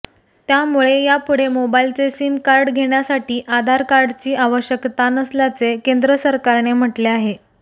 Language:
Marathi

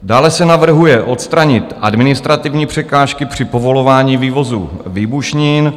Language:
Czech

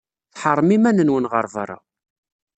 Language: Kabyle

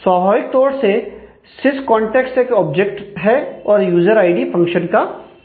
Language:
Hindi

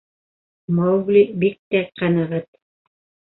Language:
Bashkir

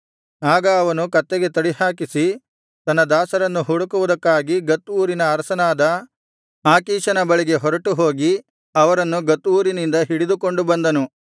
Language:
Kannada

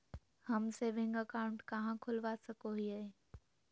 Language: Magahi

